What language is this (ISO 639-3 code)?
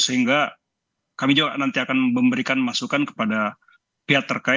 ind